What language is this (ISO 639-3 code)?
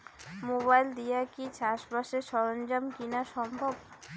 ben